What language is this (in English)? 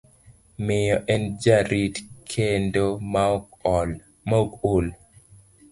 Luo (Kenya and Tanzania)